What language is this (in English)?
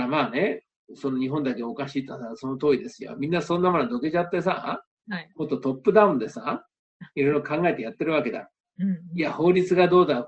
Japanese